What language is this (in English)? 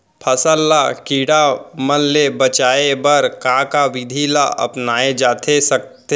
Chhattisgarhi